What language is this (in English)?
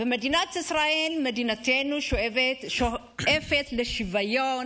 Hebrew